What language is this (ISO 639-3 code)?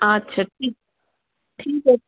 ori